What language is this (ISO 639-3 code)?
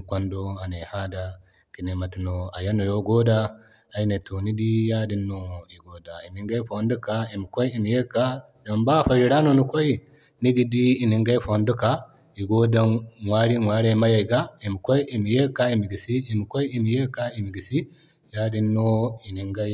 dje